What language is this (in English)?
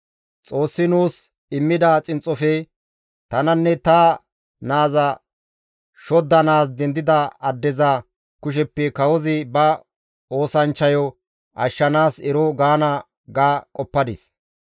Gamo